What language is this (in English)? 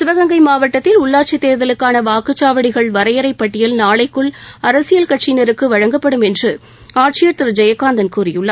Tamil